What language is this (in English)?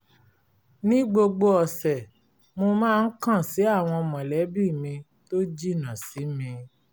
Yoruba